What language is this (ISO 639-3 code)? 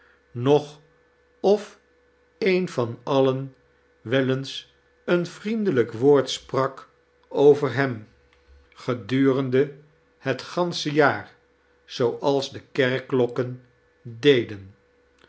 nld